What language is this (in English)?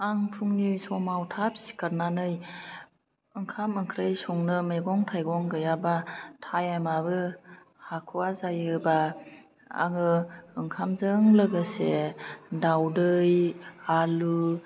Bodo